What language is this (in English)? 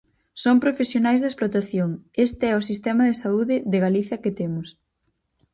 Galician